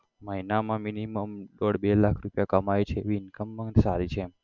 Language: Gujarati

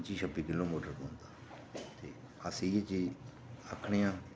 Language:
Dogri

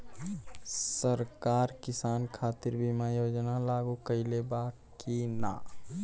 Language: Bhojpuri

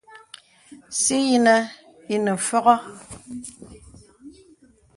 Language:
Bebele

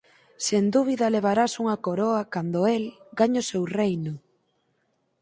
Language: Galician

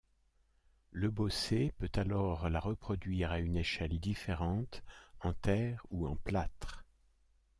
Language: French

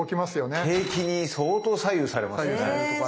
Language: Japanese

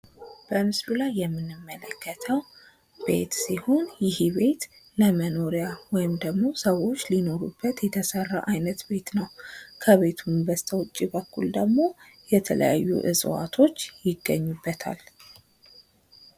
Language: Amharic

